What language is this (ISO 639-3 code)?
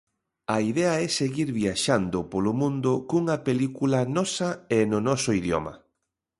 glg